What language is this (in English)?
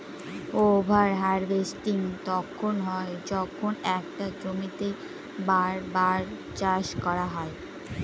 Bangla